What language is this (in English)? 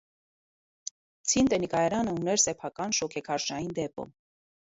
Armenian